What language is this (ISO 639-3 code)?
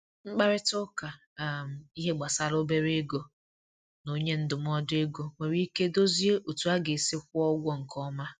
ibo